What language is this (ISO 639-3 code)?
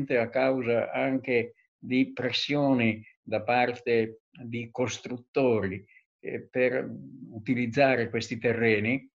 ita